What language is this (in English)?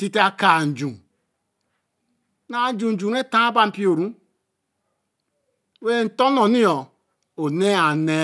Eleme